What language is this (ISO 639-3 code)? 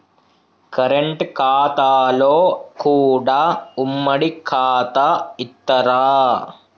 tel